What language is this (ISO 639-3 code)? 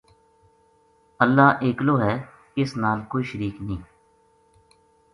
gju